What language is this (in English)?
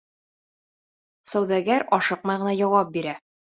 Bashkir